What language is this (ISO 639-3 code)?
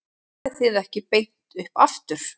isl